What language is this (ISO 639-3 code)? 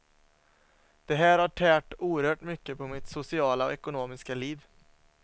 swe